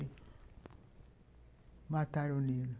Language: Portuguese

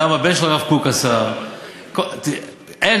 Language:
Hebrew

